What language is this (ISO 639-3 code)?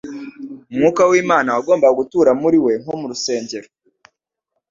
kin